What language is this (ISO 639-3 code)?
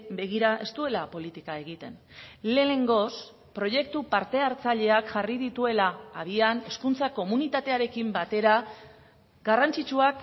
eus